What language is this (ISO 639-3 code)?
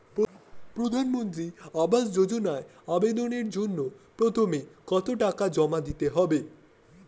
ben